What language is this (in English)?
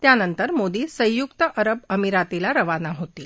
Marathi